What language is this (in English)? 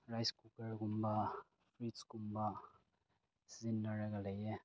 Manipuri